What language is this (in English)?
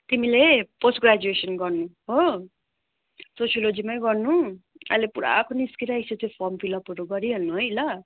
Nepali